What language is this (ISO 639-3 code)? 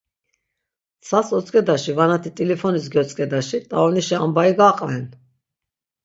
lzz